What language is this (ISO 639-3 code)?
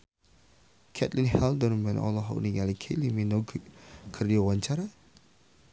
sun